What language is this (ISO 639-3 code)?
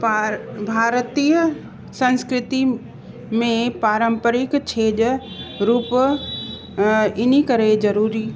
snd